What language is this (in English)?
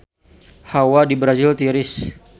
Sundanese